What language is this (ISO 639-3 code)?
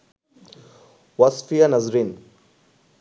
ben